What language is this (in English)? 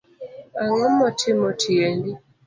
Luo (Kenya and Tanzania)